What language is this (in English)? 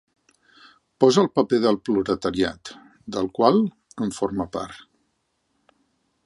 Catalan